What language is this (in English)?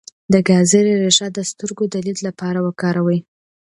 Pashto